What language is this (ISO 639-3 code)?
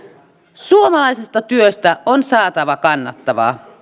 fin